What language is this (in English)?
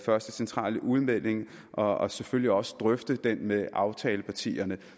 Danish